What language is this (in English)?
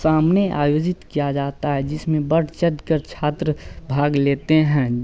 Hindi